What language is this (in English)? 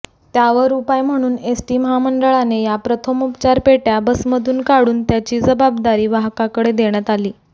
Marathi